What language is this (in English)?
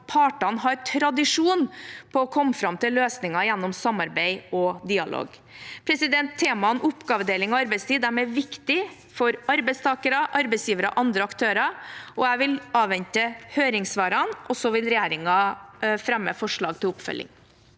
Norwegian